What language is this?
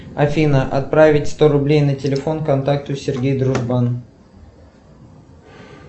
Russian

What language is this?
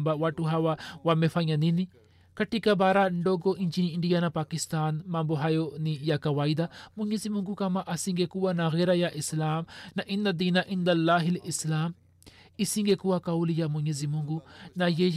Swahili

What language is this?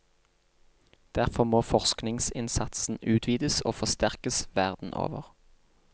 Norwegian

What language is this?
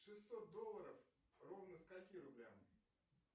Russian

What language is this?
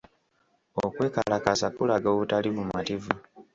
Ganda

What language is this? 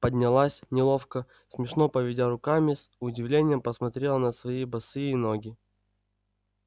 Russian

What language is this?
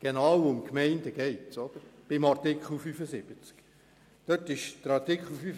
Swiss German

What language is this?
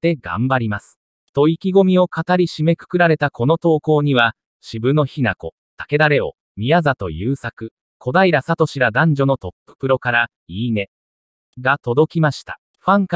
Japanese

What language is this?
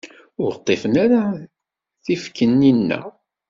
Kabyle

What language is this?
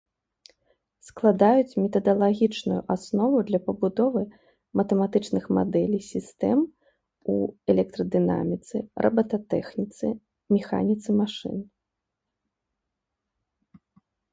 Belarusian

